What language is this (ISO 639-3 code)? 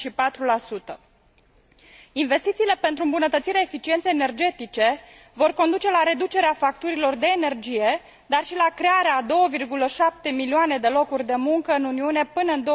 ron